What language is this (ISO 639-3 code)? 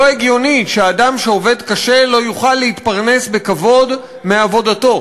heb